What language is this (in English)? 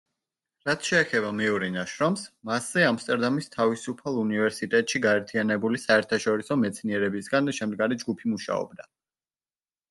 Georgian